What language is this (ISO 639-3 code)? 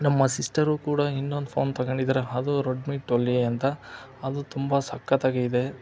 kan